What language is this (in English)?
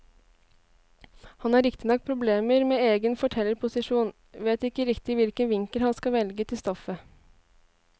Norwegian